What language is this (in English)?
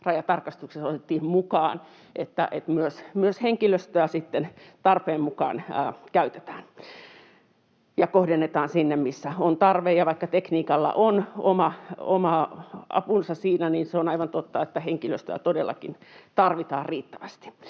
Finnish